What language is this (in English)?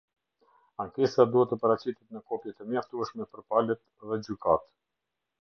Albanian